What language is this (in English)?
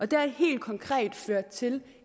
Danish